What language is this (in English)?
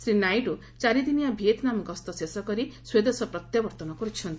Odia